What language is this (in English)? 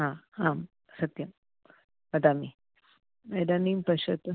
Sanskrit